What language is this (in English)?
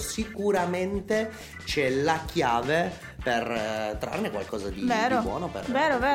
Italian